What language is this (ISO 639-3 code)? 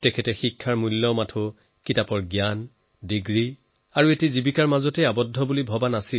asm